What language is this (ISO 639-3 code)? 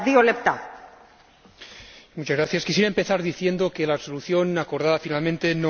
spa